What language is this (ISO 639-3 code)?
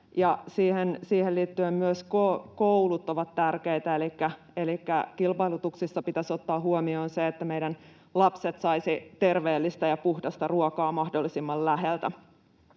fin